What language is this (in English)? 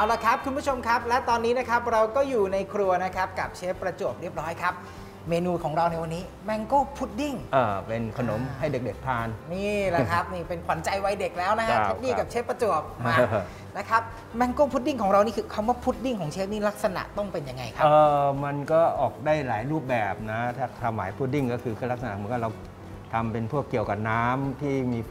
Thai